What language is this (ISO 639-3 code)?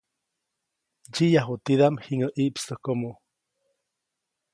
zoc